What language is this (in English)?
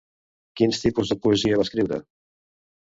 Catalan